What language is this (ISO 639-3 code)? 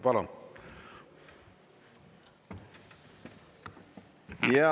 est